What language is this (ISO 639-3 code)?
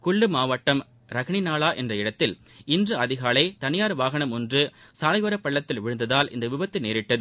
tam